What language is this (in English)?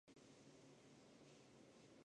Chinese